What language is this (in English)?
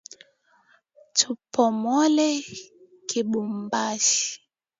Swahili